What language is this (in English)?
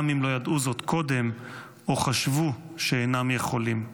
Hebrew